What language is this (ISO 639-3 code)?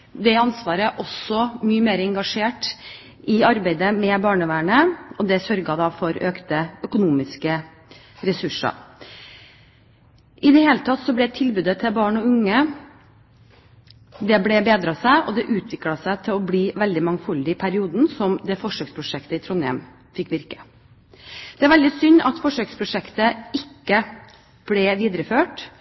nob